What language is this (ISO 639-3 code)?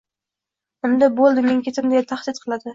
uzb